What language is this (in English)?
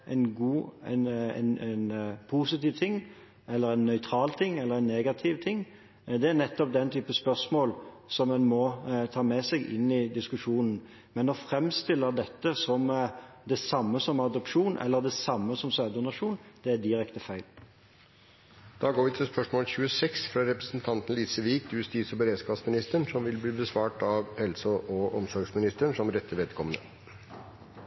Norwegian